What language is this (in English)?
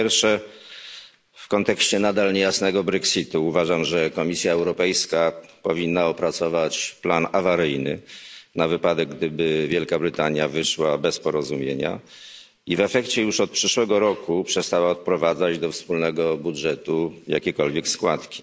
Polish